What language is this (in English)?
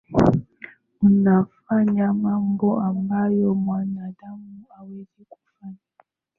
Swahili